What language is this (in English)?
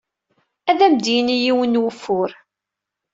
Kabyle